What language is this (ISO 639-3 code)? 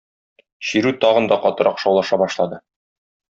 tat